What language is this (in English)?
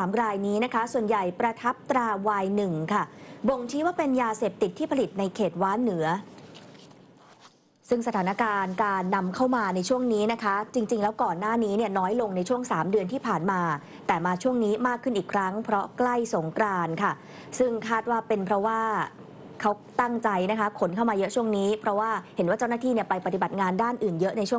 Thai